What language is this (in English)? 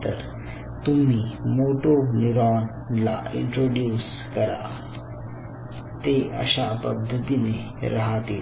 Marathi